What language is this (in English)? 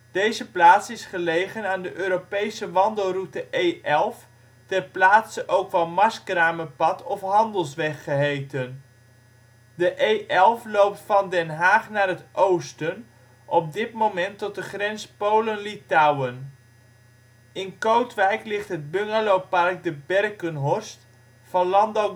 Dutch